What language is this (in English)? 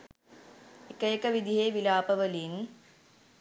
Sinhala